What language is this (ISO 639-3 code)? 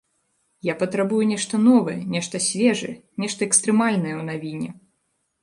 bel